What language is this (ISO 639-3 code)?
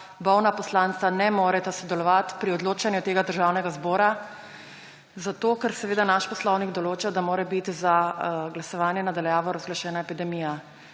slv